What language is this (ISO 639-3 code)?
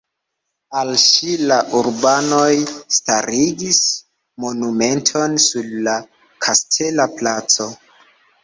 epo